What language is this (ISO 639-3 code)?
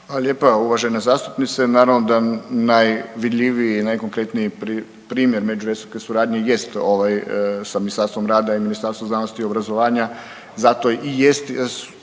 hrv